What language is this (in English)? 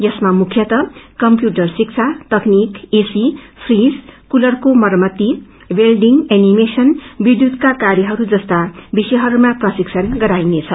Nepali